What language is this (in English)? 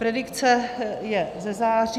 Czech